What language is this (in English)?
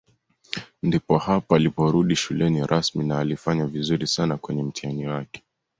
Swahili